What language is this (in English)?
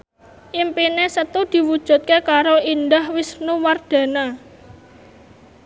Javanese